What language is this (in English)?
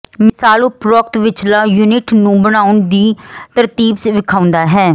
Punjabi